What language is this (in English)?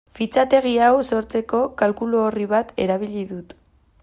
Basque